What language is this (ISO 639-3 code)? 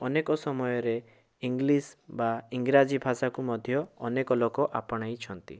ori